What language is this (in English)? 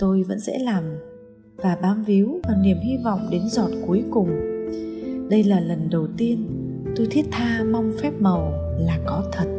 Vietnamese